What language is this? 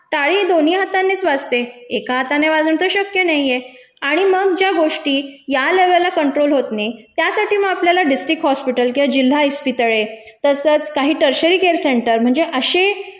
Marathi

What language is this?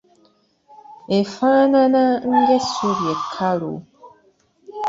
Ganda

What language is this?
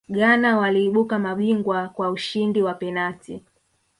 Swahili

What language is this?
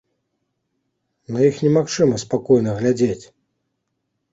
Belarusian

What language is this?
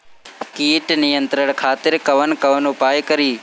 Bhojpuri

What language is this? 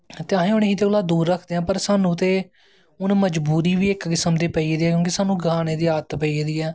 Dogri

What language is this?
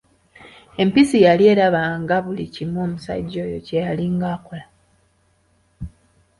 Ganda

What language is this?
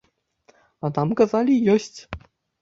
Belarusian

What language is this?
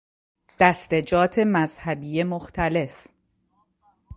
Persian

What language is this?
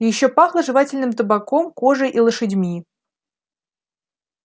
Russian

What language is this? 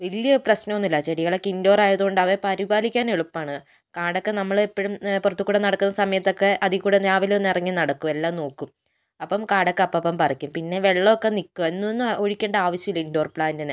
Malayalam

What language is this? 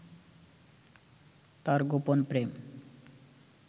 Bangla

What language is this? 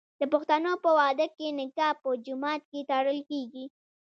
Pashto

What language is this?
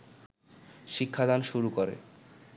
Bangla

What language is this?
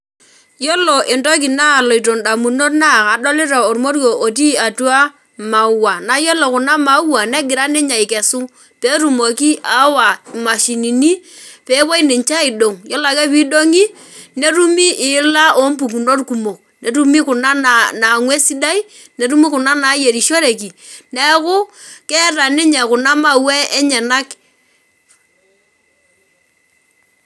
Masai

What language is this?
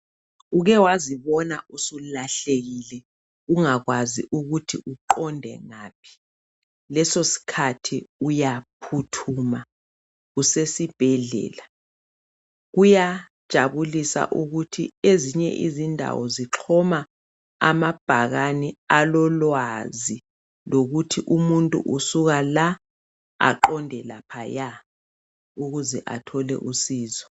North Ndebele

